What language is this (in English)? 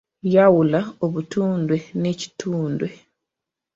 Ganda